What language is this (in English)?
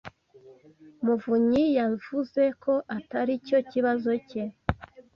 Kinyarwanda